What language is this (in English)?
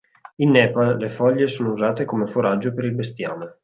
Italian